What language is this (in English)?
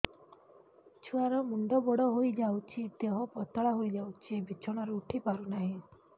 Odia